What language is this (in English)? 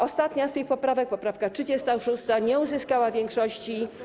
Polish